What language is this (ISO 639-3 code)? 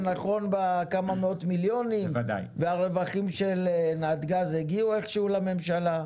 heb